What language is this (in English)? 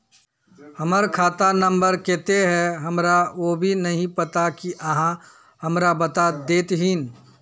Magahi